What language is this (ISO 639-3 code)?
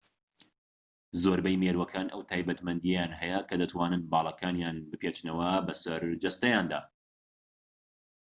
ckb